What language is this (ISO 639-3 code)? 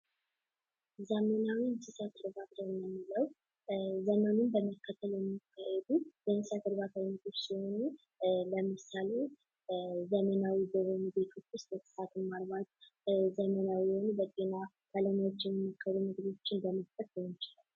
amh